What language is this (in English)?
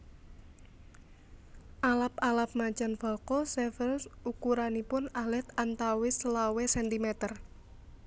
Javanese